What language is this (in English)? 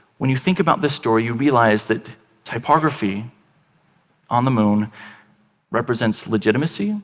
English